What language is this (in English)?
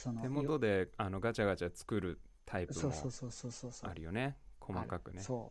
Japanese